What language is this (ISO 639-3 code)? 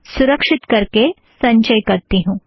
hin